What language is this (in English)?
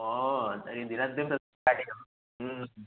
Sanskrit